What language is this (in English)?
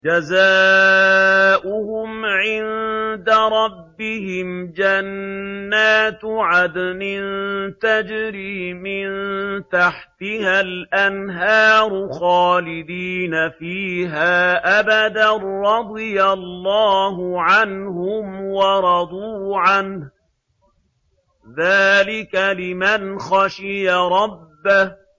Arabic